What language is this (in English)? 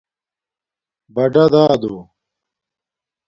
Domaaki